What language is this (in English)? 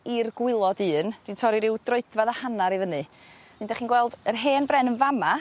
Welsh